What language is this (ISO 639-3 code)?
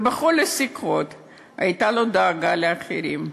heb